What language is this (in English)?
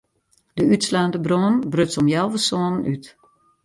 Western Frisian